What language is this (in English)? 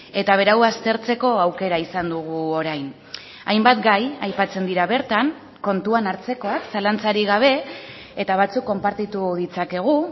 Basque